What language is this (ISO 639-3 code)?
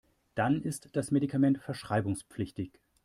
deu